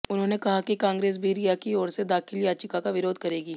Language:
Hindi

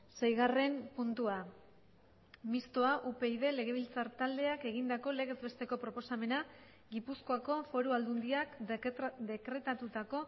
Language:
Basque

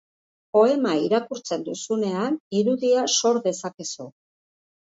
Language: Basque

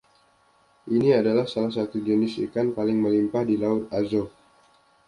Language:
Indonesian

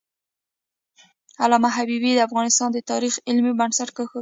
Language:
Pashto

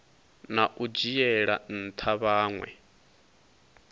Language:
Venda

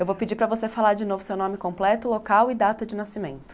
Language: Portuguese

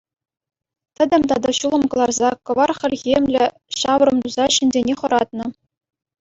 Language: Chuvash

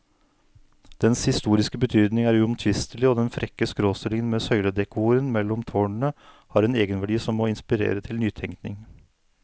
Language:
Norwegian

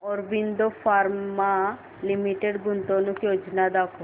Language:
Marathi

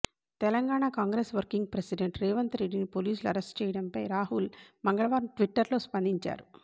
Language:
Telugu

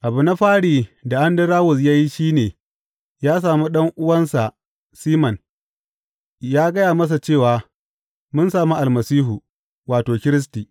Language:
Hausa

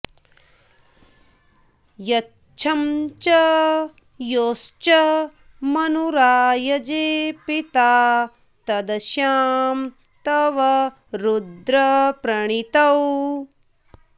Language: Sanskrit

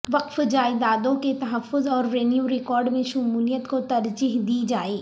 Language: Urdu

